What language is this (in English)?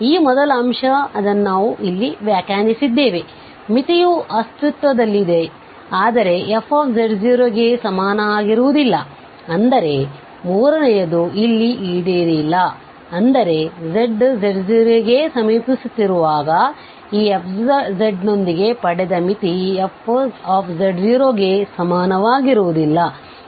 Kannada